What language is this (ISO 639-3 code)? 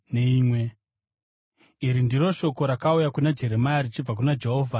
sna